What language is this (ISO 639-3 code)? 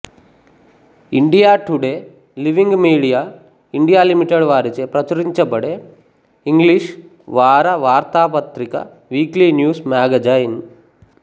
tel